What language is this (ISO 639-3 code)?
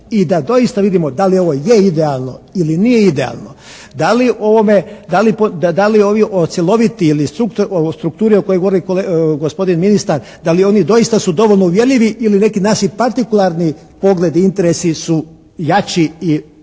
hrv